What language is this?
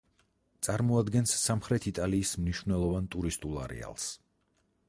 Georgian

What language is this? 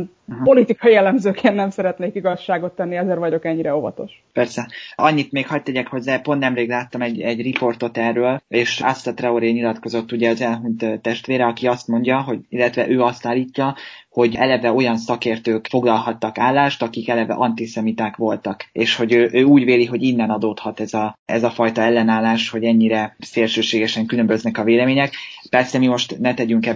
Hungarian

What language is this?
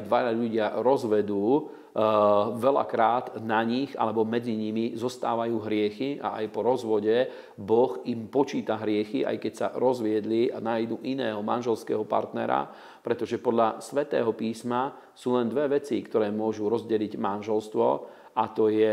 Slovak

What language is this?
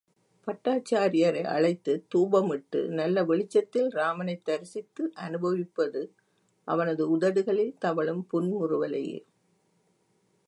Tamil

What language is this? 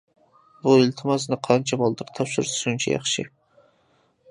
Uyghur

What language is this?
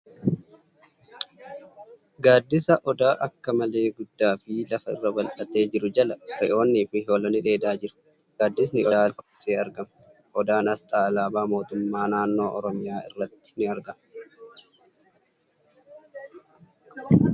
Oromo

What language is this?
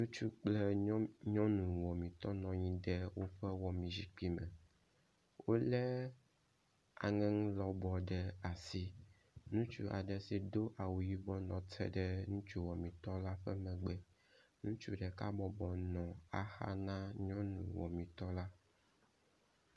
Ewe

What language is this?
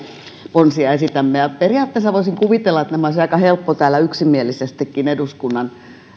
Finnish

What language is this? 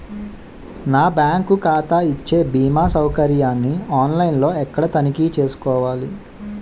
Telugu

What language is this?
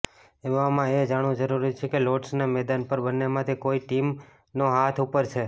Gujarati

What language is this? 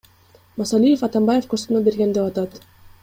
Kyrgyz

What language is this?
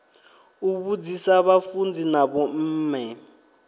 Venda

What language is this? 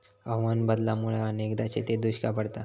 Marathi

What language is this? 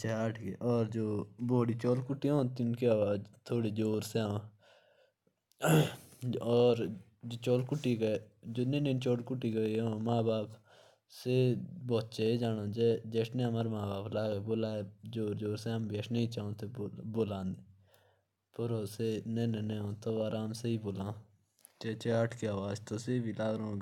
Jaunsari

